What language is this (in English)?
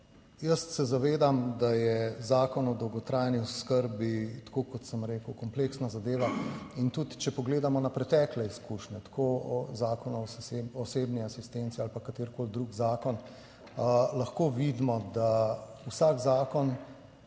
Slovenian